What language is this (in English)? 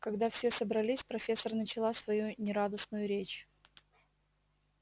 Russian